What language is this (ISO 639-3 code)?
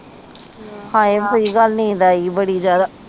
pan